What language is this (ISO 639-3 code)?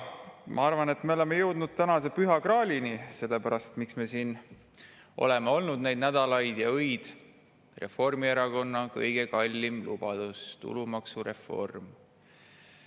est